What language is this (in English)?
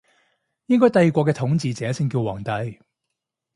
Cantonese